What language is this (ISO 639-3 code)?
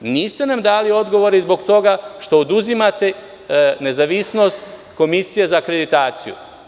srp